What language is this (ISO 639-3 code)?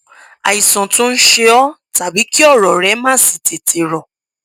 yor